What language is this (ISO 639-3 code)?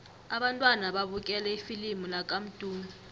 nbl